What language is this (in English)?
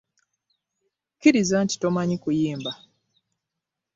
Ganda